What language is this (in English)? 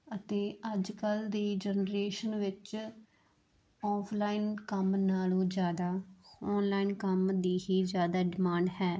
Punjabi